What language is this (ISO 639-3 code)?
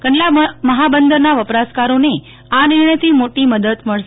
guj